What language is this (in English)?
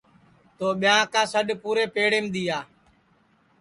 Sansi